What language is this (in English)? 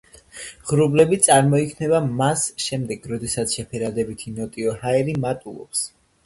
Georgian